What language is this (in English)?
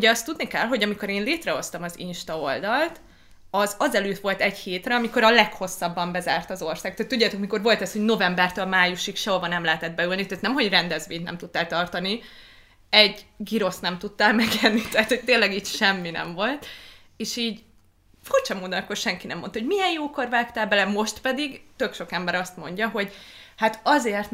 Hungarian